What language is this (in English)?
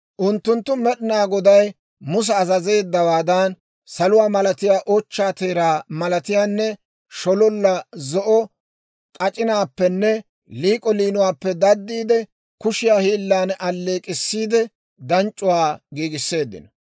Dawro